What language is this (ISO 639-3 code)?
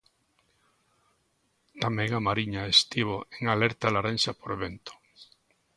glg